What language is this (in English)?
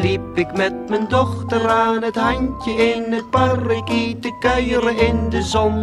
Dutch